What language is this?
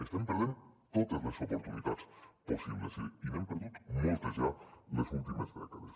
Catalan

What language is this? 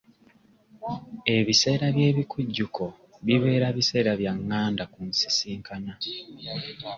Ganda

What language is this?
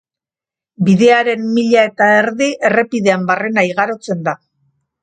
Basque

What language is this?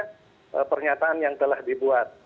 Indonesian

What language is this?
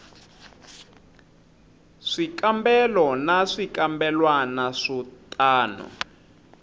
Tsonga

